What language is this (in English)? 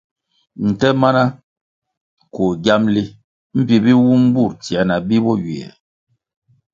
Kwasio